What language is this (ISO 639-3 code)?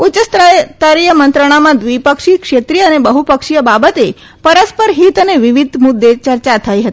guj